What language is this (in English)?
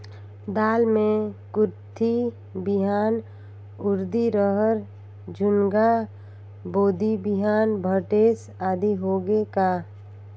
Chhattisgarhi